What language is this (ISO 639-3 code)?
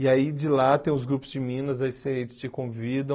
por